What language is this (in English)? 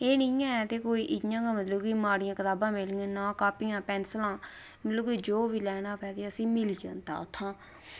Dogri